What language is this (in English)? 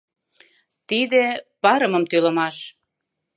Mari